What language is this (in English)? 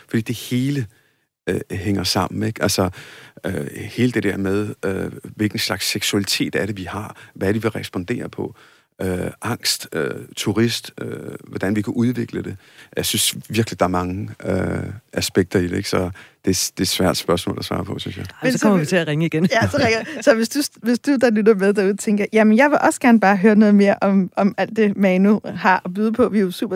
Danish